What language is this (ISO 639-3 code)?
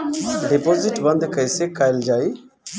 bho